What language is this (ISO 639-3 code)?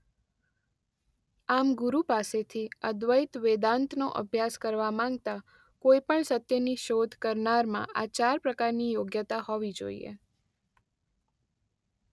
guj